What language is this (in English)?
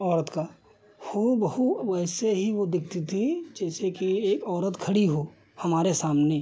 Hindi